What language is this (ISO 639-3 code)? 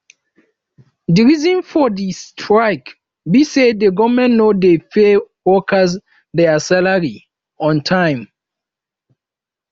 pcm